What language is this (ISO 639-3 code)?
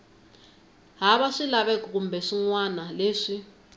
tso